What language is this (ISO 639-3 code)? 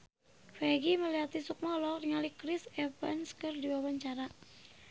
sun